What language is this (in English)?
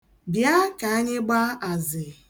Igbo